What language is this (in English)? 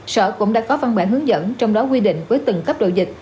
Vietnamese